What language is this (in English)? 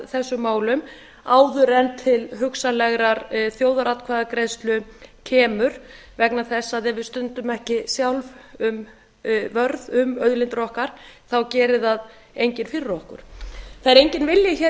Icelandic